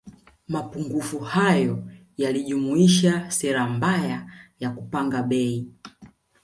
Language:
Swahili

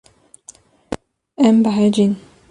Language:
Kurdish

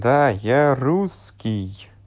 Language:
Russian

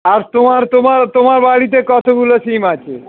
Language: Bangla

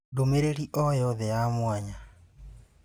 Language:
Kikuyu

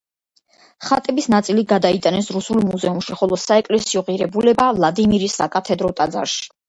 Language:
Georgian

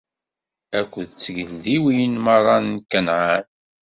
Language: Kabyle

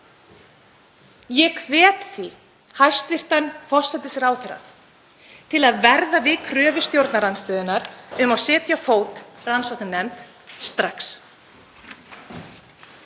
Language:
Icelandic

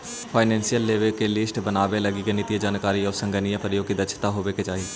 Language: Magahi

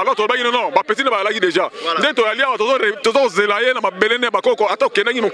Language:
French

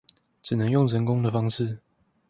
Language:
Chinese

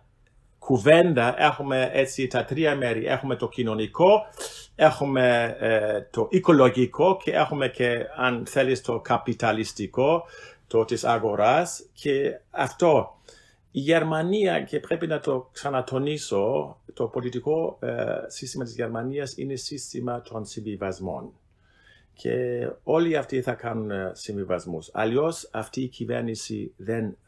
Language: Greek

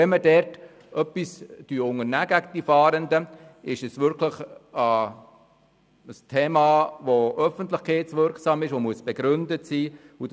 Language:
Swiss German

